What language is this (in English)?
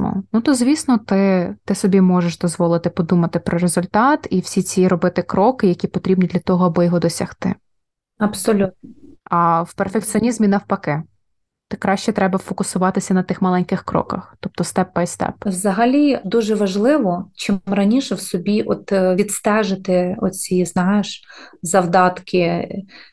Ukrainian